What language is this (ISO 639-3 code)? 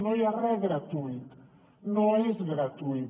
cat